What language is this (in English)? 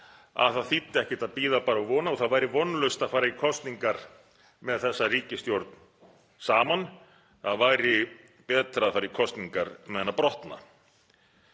Icelandic